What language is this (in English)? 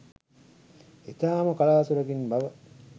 Sinhala